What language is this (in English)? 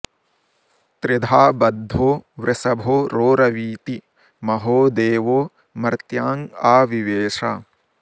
Sanskrit